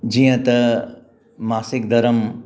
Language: Sindhi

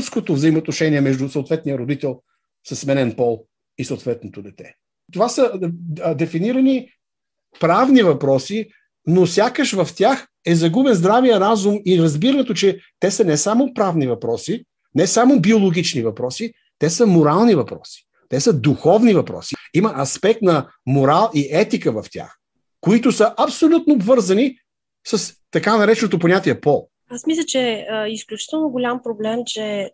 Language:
Bulgarian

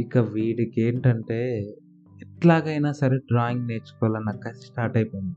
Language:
Telugu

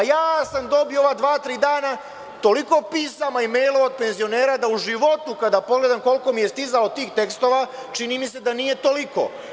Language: Serbian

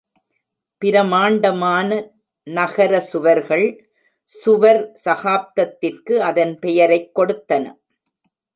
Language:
Tamil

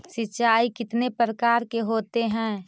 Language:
Magahi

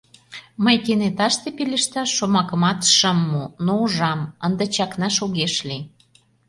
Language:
Mari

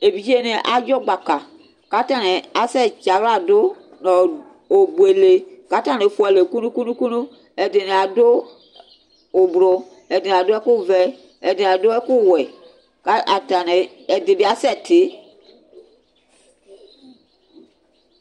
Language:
Ikposo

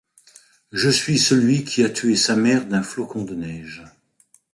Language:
French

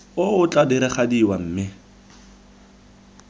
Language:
Tswana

